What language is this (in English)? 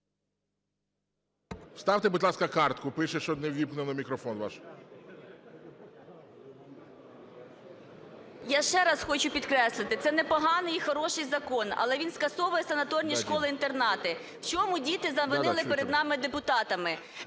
Ukrainian